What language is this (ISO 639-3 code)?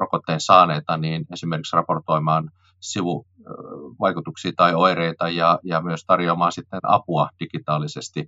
fin